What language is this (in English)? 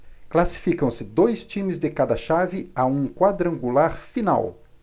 Portuguese